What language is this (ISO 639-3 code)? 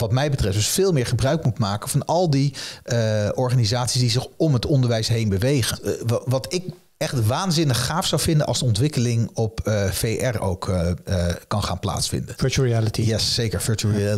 nld